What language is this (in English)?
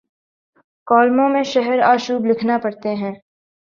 Urdu